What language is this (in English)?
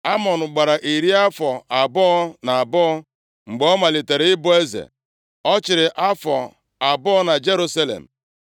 Igbo